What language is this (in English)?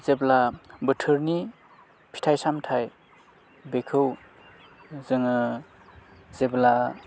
Bodo